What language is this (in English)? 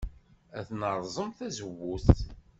Kabyle